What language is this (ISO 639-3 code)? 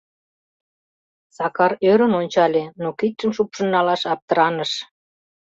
chm